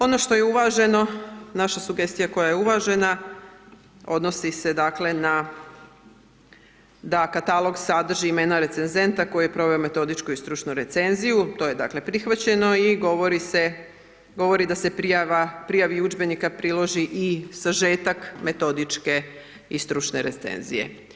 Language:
Croatian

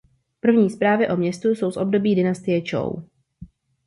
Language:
Czech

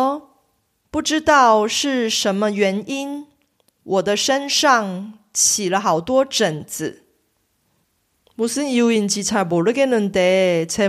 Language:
Korean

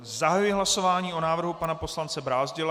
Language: Czech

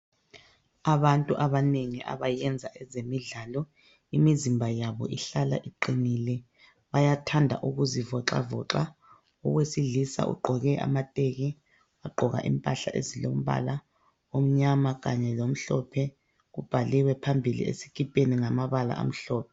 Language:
North Ndebele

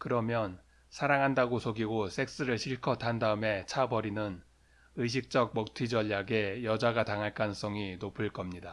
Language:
Korean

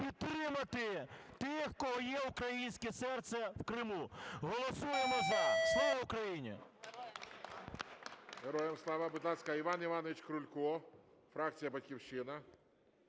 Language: Ukrainian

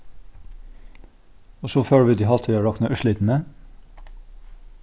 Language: Faroese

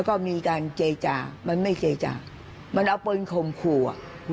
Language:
Thai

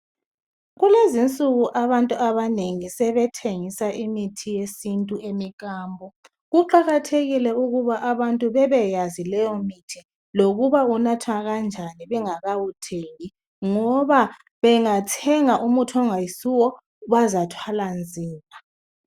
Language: North Ndebele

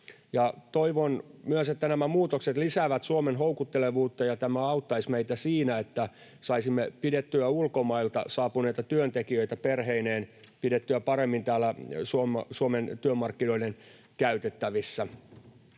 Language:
Finnish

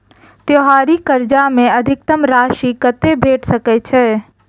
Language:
Maithili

